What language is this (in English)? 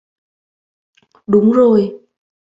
Vietnamese